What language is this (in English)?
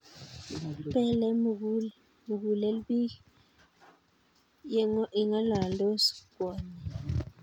Kalenjin